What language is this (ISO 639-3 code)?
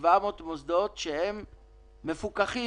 heb